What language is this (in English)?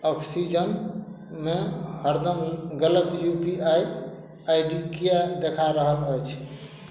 Maithili